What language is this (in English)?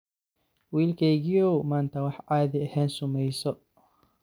Somali